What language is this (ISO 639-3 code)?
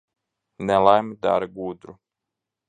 lav